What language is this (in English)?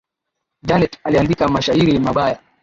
Swahili